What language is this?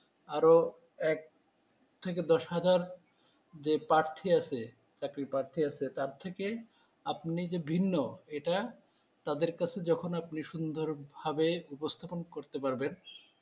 Bangla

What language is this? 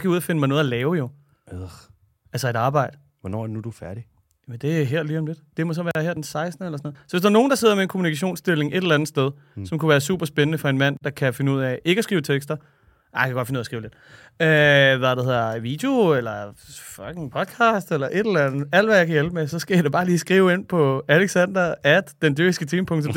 Danish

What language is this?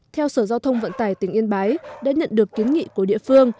Vietnamese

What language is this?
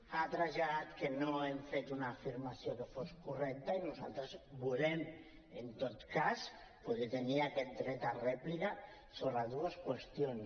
Catalan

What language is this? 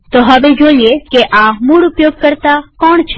Gujarati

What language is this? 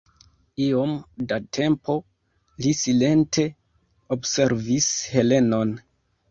Esperanto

